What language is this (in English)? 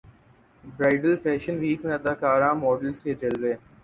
Urdu